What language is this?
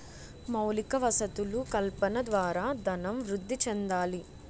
Telugu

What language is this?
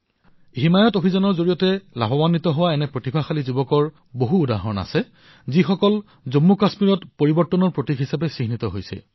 Assamese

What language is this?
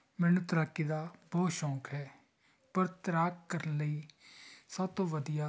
Punjabi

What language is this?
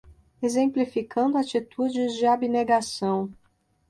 Portuguese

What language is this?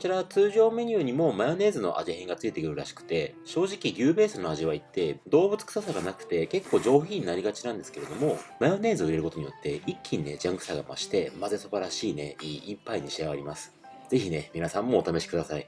Japanese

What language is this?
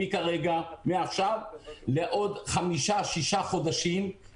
Hebrew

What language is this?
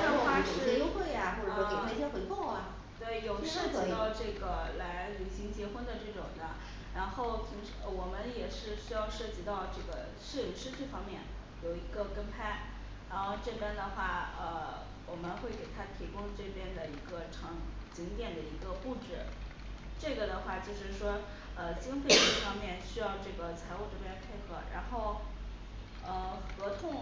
Chinese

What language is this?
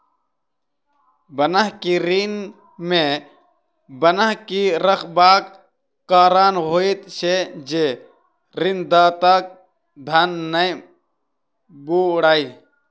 Maithili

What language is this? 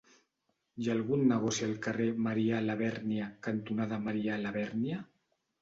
Catalan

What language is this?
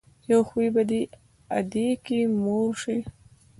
Pashto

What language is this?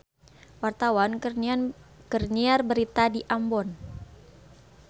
Sundanese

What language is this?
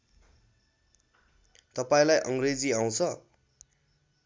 Nepali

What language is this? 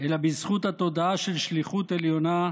Hebrew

